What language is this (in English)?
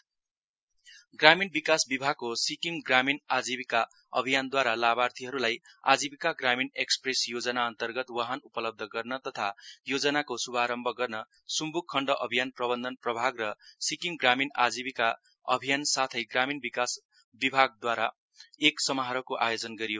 Nepali